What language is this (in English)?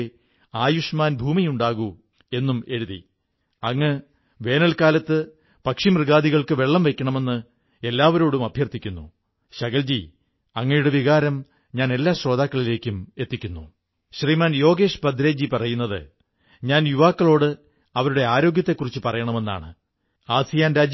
Malayalam